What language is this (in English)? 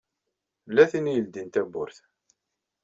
Kabyle